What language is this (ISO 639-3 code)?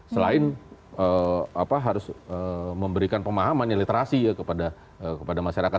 ind